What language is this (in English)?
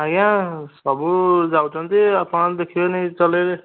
Odia